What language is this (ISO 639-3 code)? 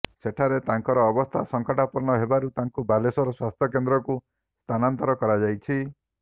ori